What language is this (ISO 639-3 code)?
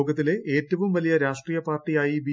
mal